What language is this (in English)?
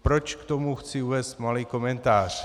Czech